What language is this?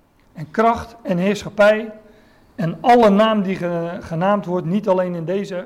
Dutch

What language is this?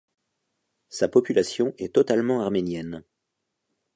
French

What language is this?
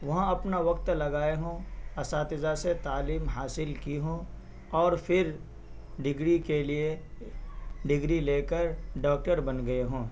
Urdu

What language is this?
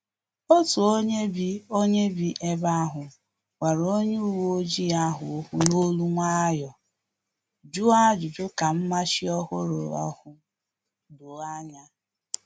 Igbo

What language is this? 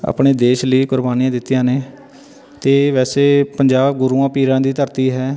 Punjabi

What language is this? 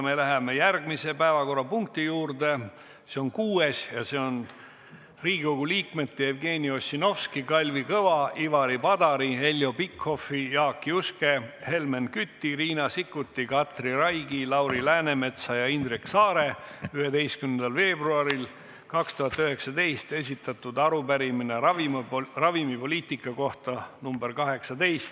Estonian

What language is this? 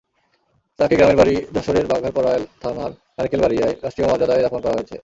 Bangla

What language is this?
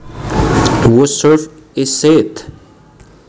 Javanese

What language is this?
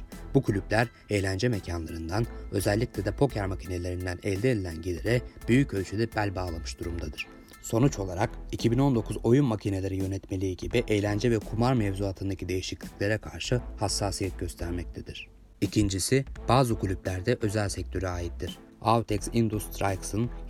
Turkish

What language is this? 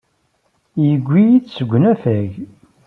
Kabyle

